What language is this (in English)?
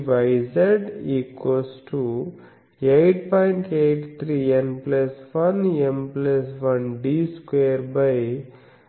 Telugu